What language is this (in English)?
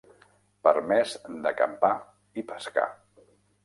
Catalan